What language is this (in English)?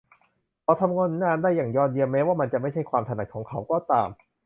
Thai